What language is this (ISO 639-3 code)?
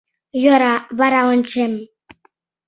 chm